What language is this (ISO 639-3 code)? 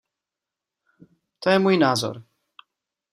ces